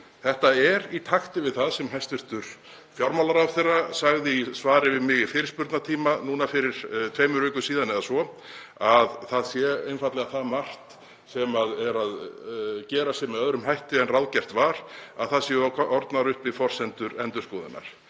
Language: Icelandic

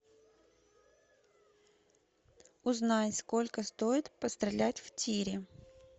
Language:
Russian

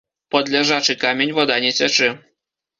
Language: Belarusian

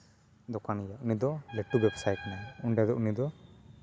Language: Santali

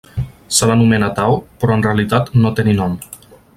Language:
Catalan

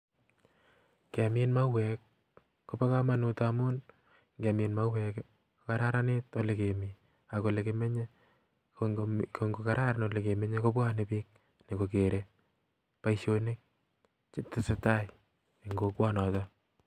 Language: Kalenjin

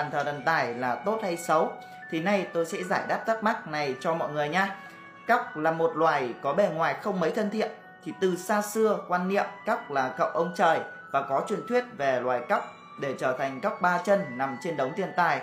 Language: Vietnamese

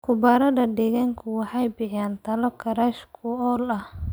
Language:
Somali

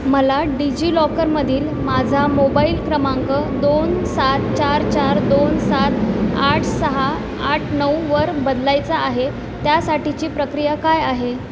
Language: Marathi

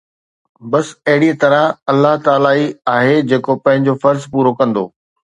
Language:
Sindhi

